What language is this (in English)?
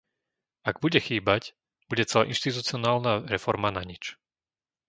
Slovak